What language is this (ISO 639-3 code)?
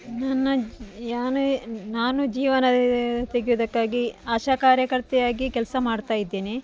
kan